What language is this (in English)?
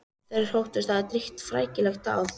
Icelandic